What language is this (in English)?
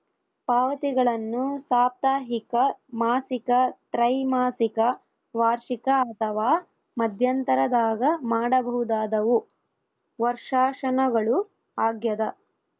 Kannada